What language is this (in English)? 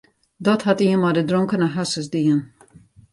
Western Frisian